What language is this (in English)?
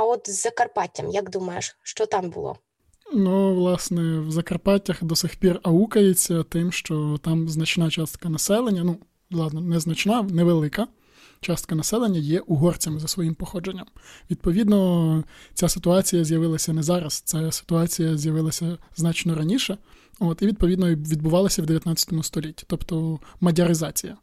Ukrainian